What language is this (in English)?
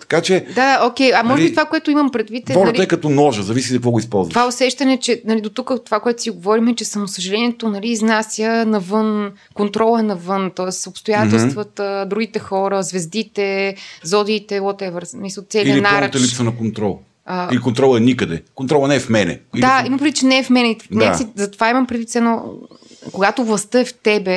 Bulgarian